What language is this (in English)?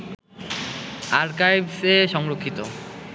Bangla